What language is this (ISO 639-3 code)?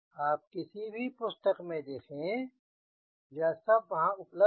hin